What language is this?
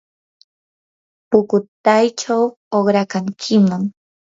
Yanahuanca Pasco Quechua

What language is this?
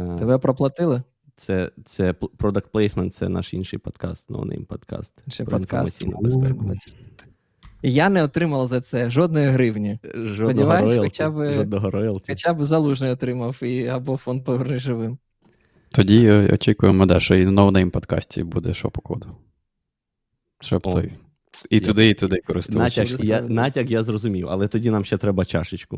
Ukrainian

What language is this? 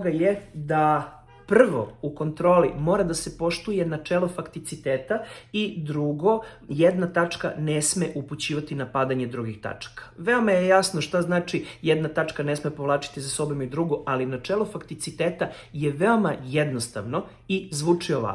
Serbian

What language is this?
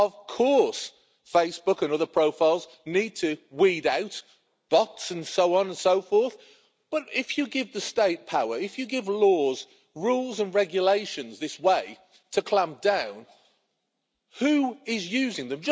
English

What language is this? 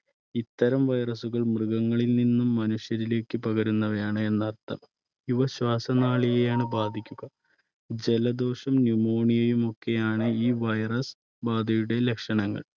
Malayalam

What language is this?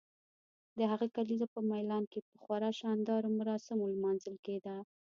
Pashto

